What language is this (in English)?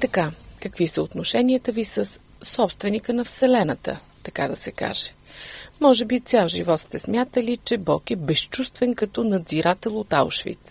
Bulgarian